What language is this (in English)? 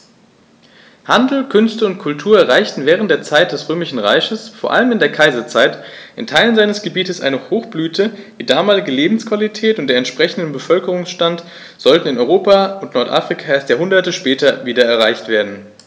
German